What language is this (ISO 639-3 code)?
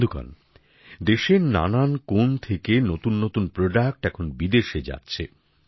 ben